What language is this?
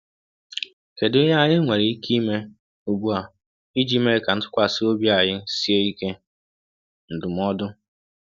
Igbo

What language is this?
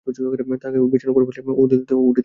Bangla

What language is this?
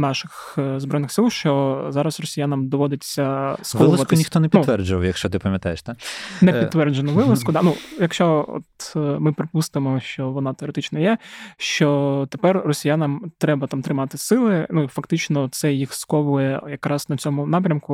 Ukrainian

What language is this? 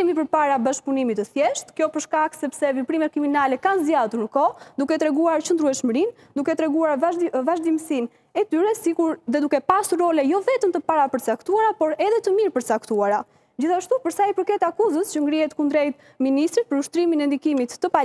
Romanian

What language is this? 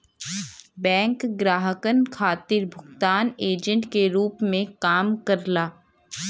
Bhojpuri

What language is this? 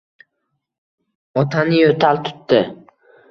Uzbek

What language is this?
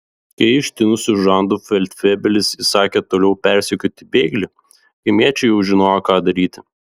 Lithuanian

